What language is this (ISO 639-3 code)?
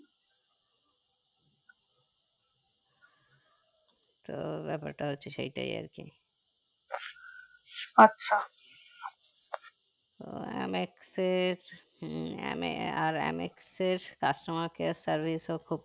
ben